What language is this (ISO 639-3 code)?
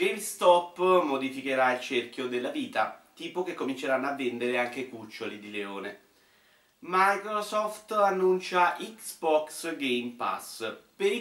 ita